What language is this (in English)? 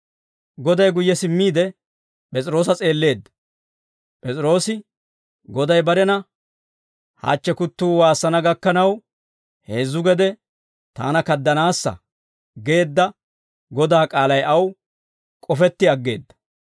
Dawro